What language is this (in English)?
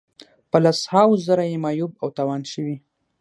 Pashto